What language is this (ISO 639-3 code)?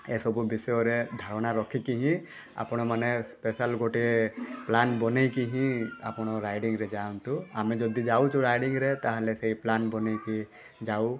ori